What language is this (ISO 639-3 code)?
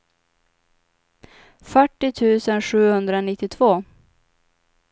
swe